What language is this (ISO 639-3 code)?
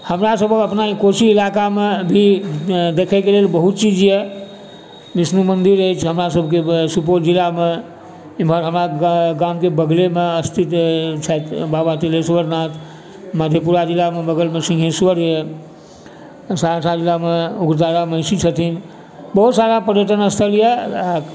mai